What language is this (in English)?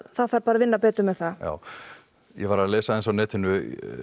Icelandic